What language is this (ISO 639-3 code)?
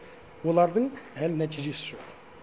kaz